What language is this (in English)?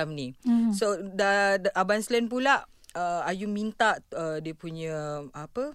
Malay